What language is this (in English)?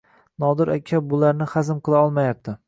Uzbek